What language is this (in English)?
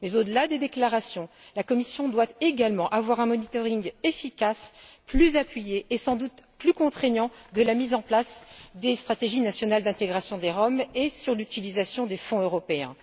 French